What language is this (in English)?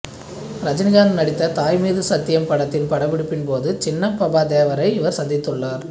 Tamil